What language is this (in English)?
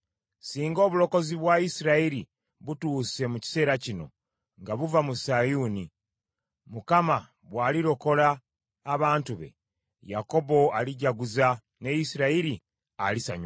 Ganda